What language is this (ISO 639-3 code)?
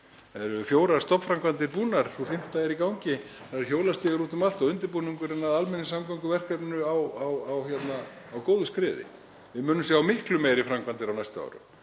isl